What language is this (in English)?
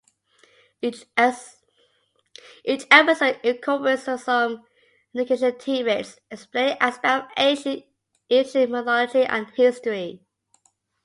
English